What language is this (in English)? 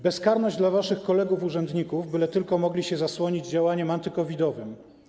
Polish